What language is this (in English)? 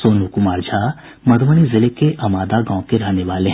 Hindi